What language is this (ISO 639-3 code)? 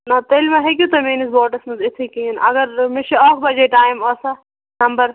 kas